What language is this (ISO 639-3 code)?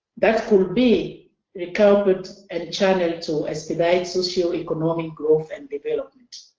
eng